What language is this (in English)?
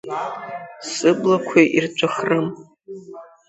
Abkhazian